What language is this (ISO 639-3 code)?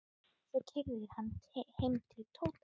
isl